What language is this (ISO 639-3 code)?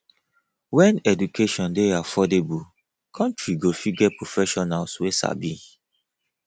pcm